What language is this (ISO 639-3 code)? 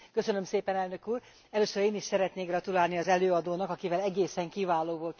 hun